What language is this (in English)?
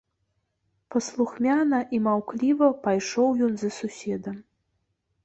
Belarusian